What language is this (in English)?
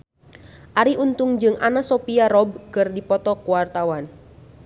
Sundanese